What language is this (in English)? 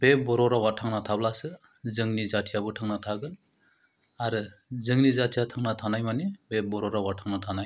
Bodo